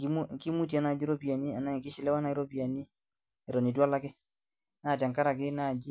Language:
Masai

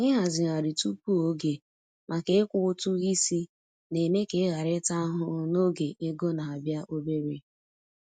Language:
Igbo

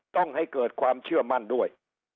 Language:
Thai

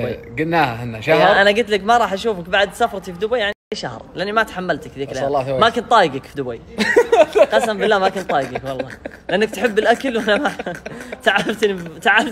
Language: Arabic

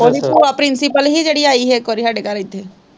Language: Punjabi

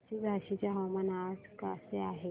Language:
Marathi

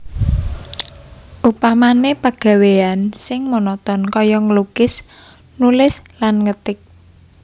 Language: Javanese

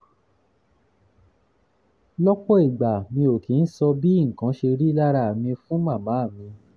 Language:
Yoruba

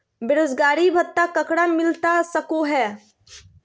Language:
Magahi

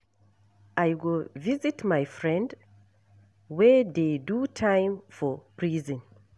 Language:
Nigerian Pidgin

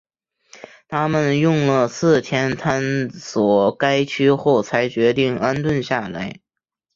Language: Chinese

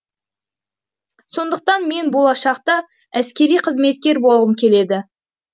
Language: Kazakh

